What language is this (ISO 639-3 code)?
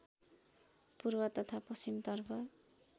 nep